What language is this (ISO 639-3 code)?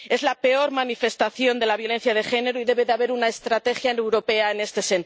spa